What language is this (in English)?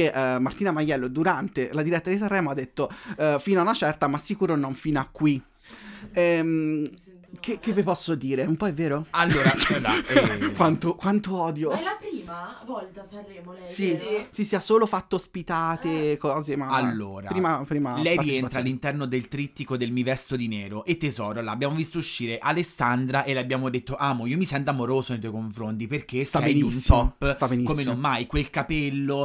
Italian